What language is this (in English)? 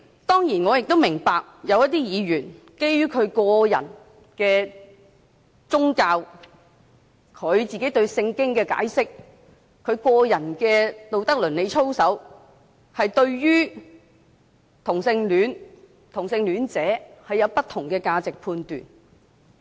Cantonese